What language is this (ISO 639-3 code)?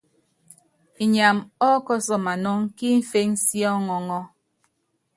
yav